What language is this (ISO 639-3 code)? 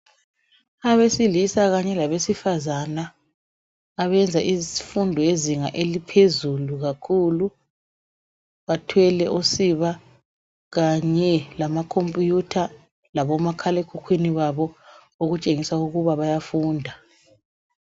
nde